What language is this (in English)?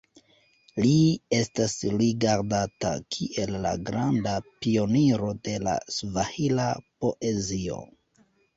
Esperanto